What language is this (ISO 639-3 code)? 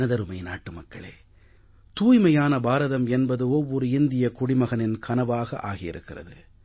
tam